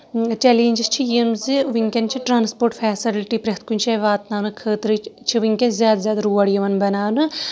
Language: Kashmiri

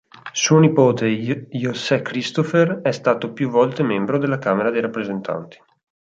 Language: Italian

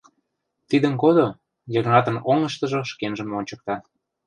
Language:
Mari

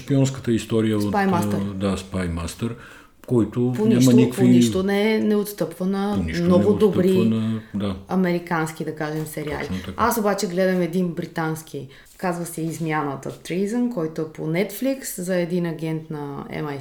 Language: Bulgarian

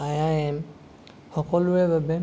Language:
Assamese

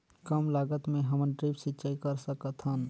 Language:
Chhattisgarhi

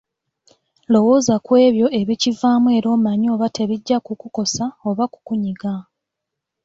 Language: Ganda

